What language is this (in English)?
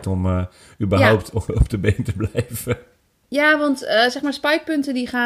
Dutch